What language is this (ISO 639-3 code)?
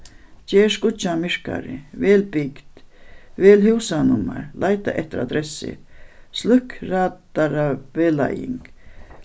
fao